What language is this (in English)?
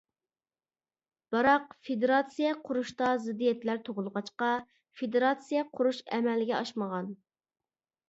Uyghur